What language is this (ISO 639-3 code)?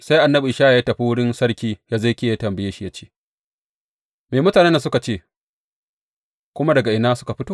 hau